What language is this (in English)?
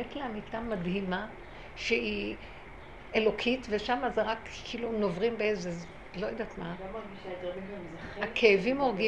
Hebrew